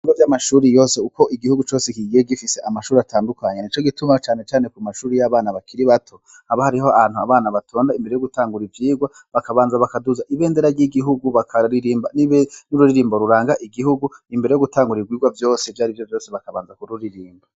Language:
Rundi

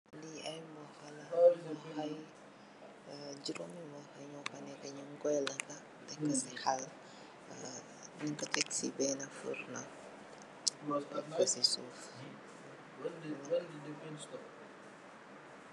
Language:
Wolof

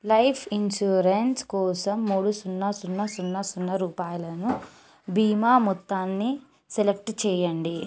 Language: Telugu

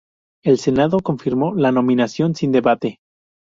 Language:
Spanish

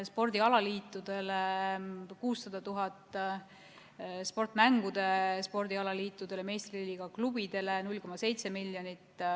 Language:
Estonian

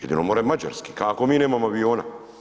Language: Croatian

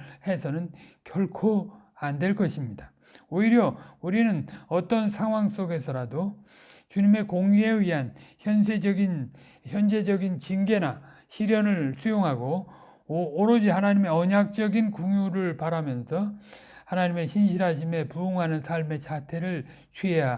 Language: Korean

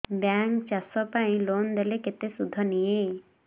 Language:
Odia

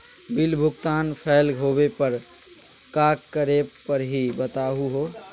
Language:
Magahi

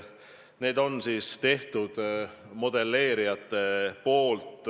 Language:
Estonian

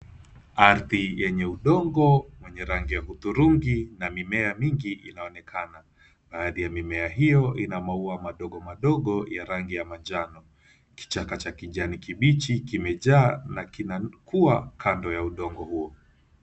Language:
Swahili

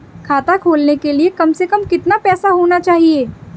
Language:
Hindi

